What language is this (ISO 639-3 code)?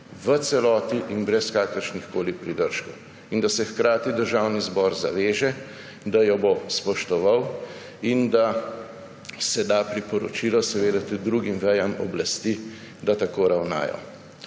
slv